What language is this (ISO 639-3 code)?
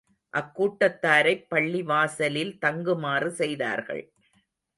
tam